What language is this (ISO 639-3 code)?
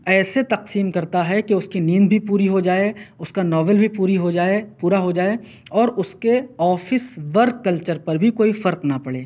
urd